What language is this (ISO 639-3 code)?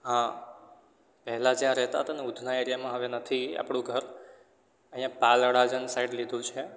guj